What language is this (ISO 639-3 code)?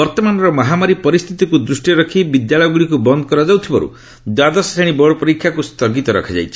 ori